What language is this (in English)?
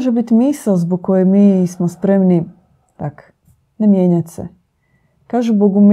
Croatian